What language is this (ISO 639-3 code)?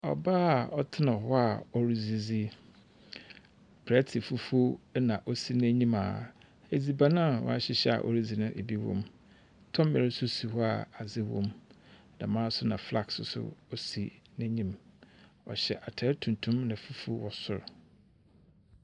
aka